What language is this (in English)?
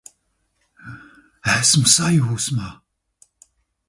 Latvian